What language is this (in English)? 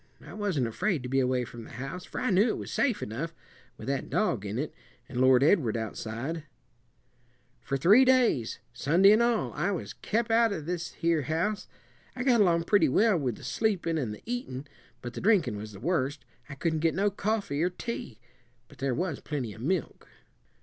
English